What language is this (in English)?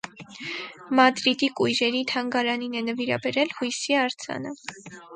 Armenian